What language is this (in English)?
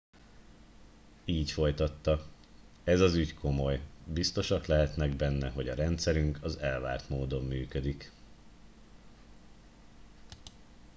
Hungarian